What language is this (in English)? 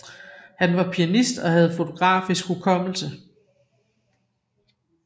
Danish